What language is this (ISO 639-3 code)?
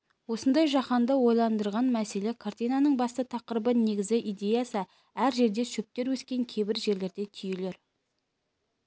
kaz